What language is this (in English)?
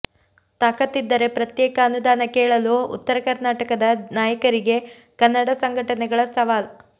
Kannada